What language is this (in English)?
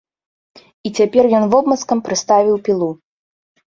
Belarusian